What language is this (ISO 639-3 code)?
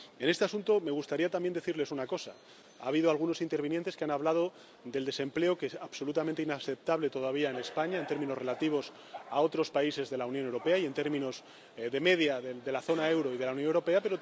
spa